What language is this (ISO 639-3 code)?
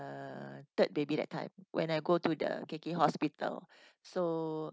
eng